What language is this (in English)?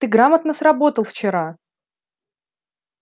Russian